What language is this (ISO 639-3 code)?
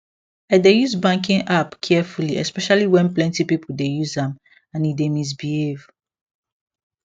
pcm